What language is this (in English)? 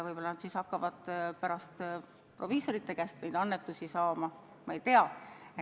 Estonian